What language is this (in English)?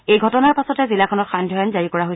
Assamese